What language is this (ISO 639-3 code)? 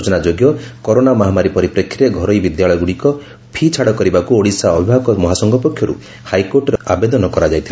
ori